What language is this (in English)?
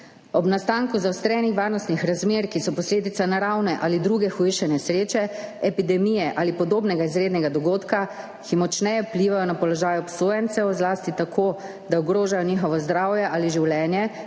Slovenian